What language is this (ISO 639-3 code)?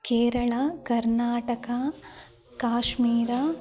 san